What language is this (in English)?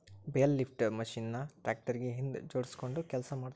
Kannada